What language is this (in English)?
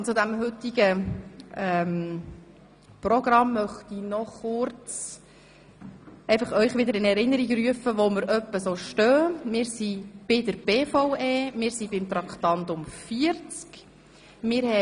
Swiss German